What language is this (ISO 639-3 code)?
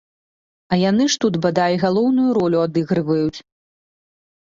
bel